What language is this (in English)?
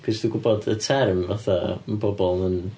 Welsh